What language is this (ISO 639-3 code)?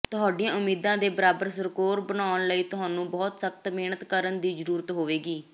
pan